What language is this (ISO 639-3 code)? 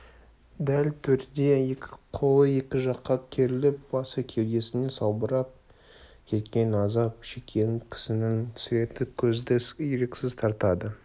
kaz